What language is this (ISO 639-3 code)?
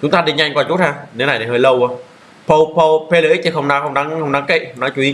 vie